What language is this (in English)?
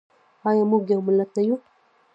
Pashto